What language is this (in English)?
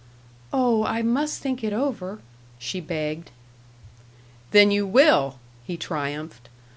English